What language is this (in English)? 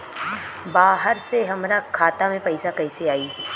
Bhojpuri